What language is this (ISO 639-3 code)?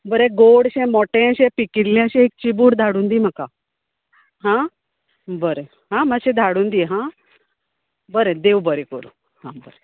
kok